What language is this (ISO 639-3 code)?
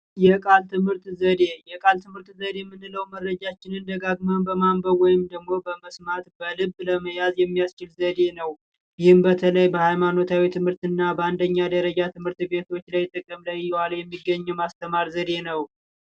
amh